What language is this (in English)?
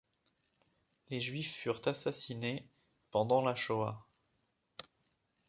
French